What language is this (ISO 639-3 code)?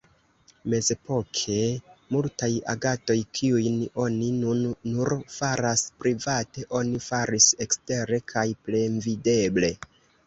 epo